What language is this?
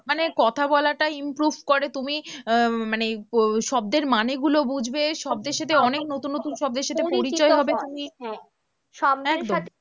Bangla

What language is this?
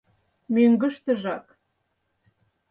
Mari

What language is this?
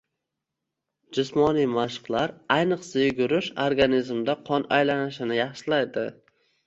Uzbek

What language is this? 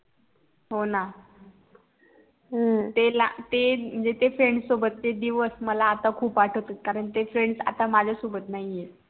Marathi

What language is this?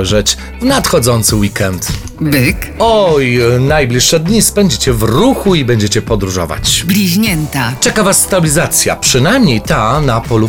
Polish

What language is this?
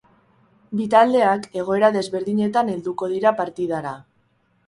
Basque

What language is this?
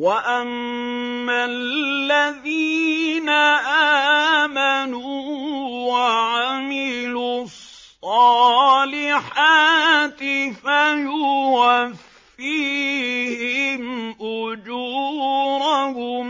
Arabic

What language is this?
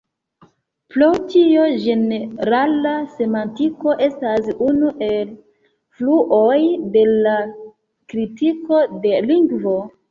Esperanto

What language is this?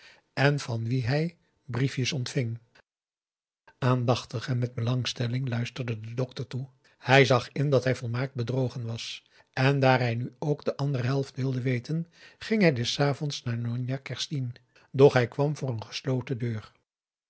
Dutch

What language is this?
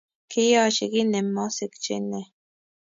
Kalenjin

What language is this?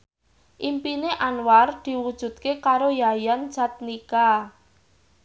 Javanese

